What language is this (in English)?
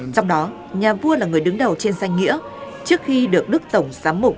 Vietnamese